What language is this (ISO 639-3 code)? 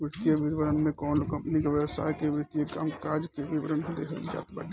bho